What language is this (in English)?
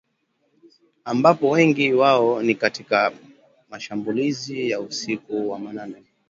Swahili